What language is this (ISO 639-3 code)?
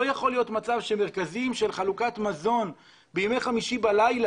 heb